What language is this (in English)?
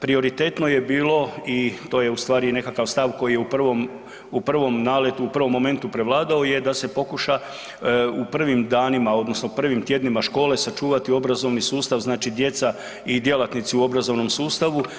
Croatian